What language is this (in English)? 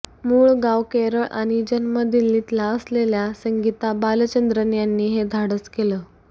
Marathi